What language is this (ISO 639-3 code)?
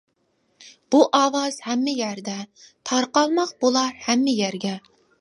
uig